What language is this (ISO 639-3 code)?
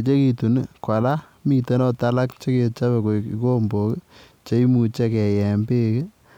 kln